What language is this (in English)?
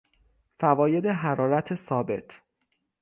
Persian